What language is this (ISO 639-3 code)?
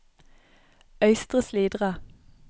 nor